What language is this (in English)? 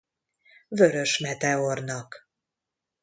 Hungarian